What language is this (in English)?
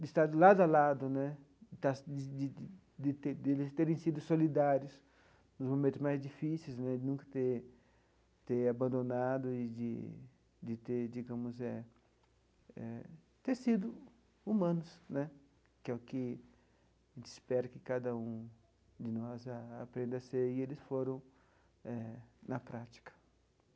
Portuguese